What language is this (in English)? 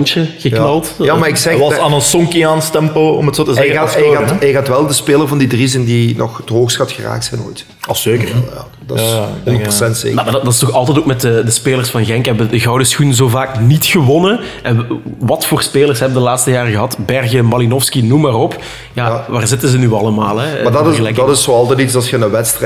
Dutch